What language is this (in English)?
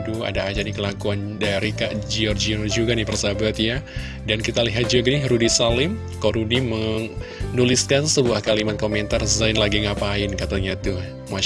Indonesian